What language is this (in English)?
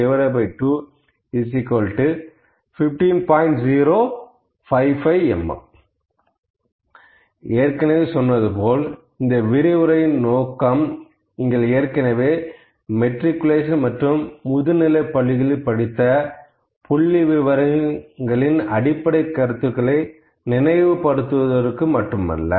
Tamil